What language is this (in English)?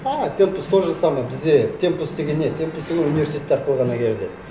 Kazakh